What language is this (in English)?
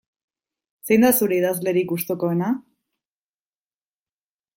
Basque